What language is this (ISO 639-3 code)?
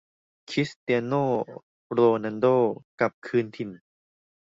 tha